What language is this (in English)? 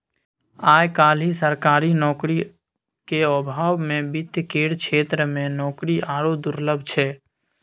Maithili